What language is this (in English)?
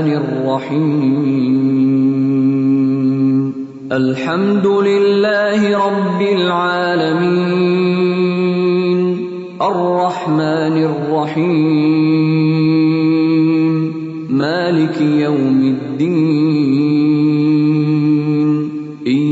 Urdu